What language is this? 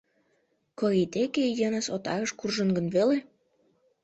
Mari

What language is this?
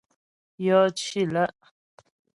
Ghomala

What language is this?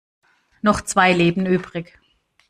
German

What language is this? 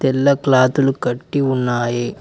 Telugu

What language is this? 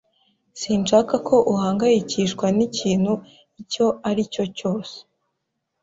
Kinyarwanda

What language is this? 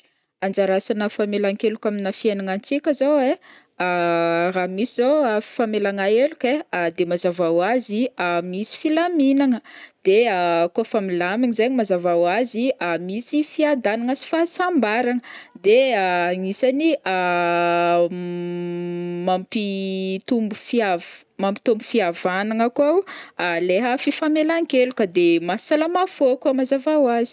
Northern Betsimisaraka Malagasy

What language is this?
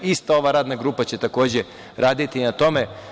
Serbian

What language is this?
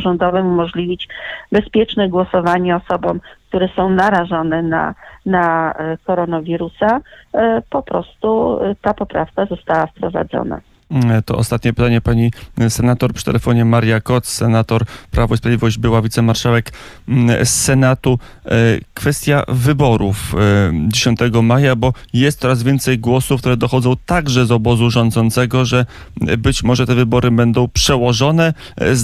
Polish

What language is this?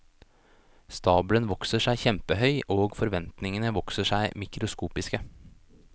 Norwegian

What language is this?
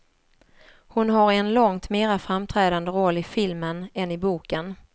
Swedish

